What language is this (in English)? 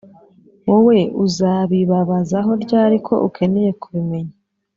Kinyarwanda